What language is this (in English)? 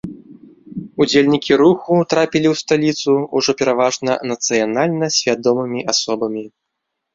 Belarusian